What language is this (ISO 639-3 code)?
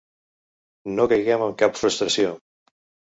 cat